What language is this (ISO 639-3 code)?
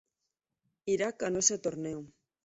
spa